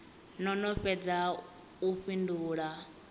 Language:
Venda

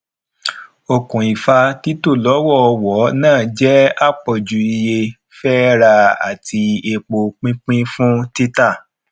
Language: Yoruba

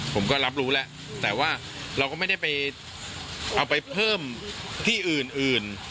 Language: Thai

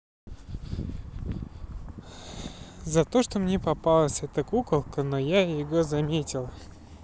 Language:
Russian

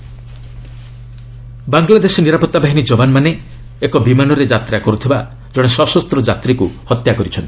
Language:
Odia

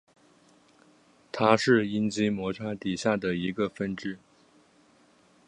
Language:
Chinese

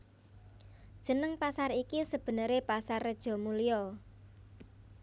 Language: Javanese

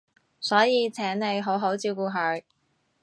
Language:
Cantonese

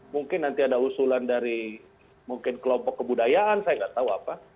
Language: Indonesian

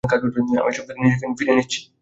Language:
Bangla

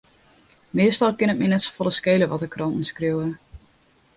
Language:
Western Frisian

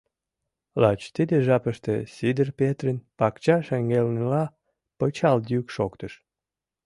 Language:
Mari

